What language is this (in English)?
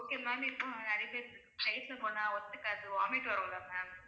Tamil